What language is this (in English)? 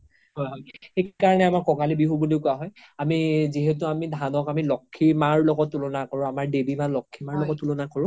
Assamese